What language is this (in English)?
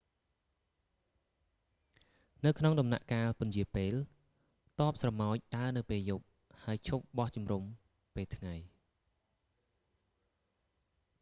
Khmer